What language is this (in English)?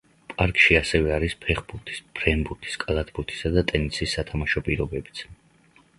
Georgian